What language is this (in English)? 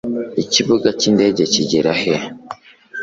Kinyarwanda